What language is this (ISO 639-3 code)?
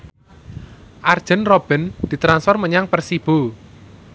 jav